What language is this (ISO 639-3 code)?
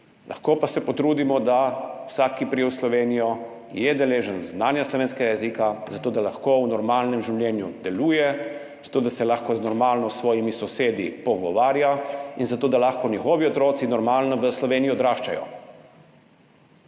slv